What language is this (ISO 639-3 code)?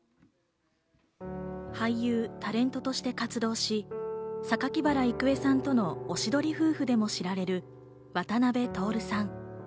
jpn